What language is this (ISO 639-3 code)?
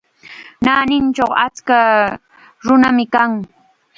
qxa